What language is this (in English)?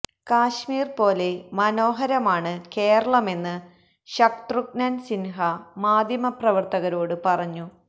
Malayalam